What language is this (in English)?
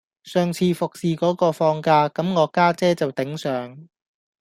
Cantonese